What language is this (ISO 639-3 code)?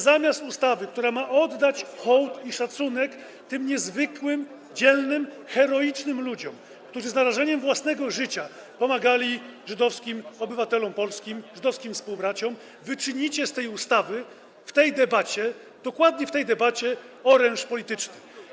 pol